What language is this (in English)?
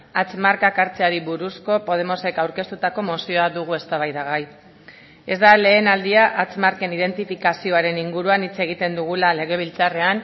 Basque